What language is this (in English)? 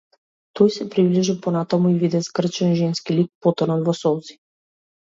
Macedonian